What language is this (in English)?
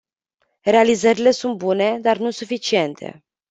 Romanian